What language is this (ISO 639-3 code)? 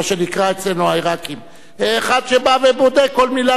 heb